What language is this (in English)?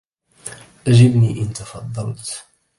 Arabic